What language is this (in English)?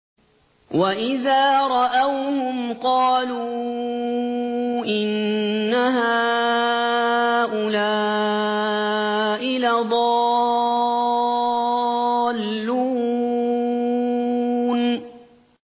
Arabic